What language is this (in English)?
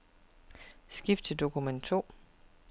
Danish